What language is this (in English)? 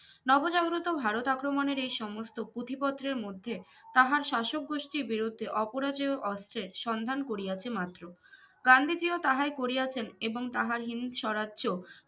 Bangla